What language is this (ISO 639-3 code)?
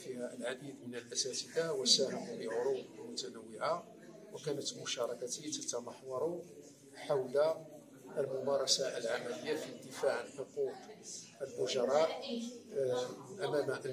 ara